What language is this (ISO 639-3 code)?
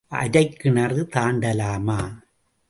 tam